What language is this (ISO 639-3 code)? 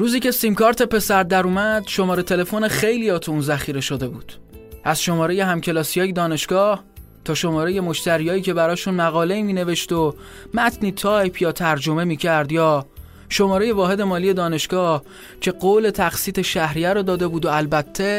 fas